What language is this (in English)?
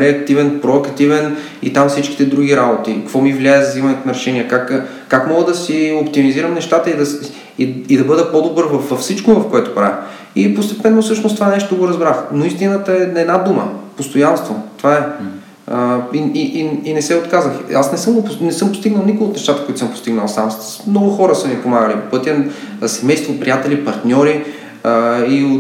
Bulgarian